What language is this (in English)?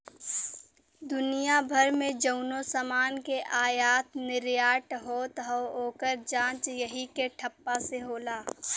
Bhojpuri